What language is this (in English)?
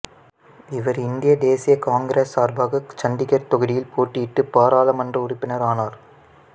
Tamil